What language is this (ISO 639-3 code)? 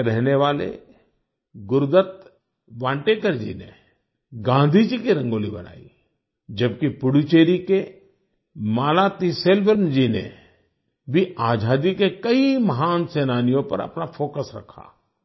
hin